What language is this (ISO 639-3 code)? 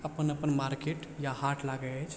mai